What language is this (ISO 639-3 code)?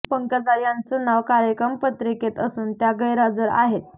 mar